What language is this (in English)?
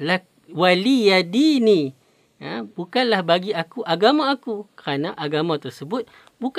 Malay